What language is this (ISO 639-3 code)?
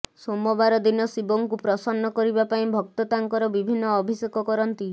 ori